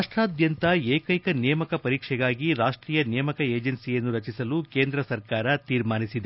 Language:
Kannada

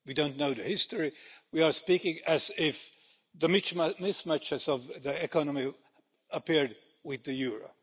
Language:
English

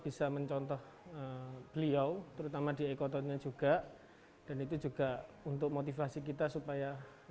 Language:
Indonesian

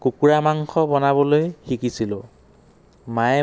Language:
Assamese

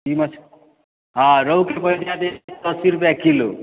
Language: Maithili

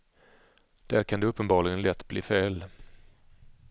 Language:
Swedish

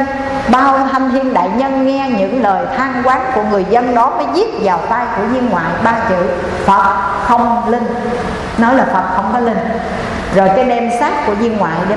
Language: Vietnamese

